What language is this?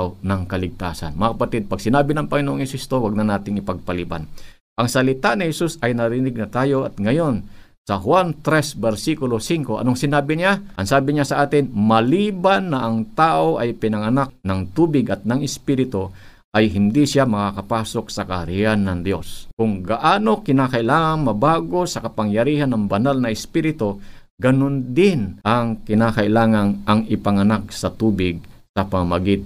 Filipino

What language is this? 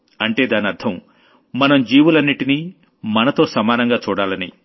Telugu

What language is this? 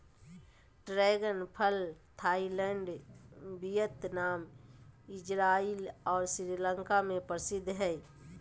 Magahi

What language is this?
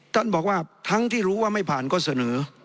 Thai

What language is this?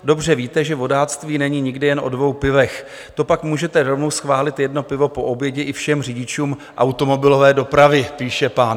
Czech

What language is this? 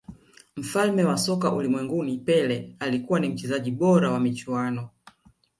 Swahili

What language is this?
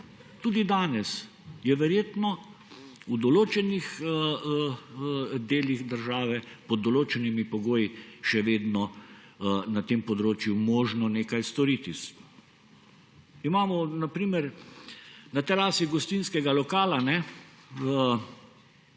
Slovenian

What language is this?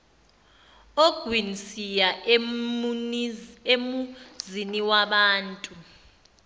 Zulu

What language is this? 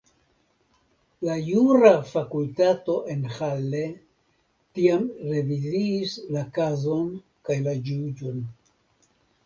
Esperanto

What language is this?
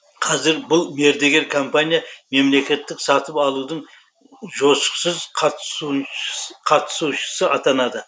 Kazakh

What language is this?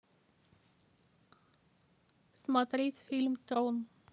Russian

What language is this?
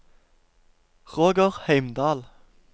Norwegian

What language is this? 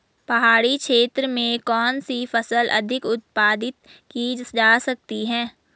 Hindi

